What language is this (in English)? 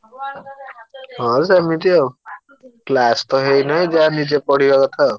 Odia